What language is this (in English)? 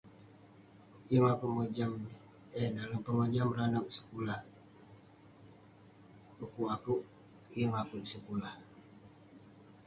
Western Penan